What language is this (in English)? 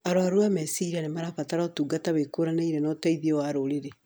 Kikuyu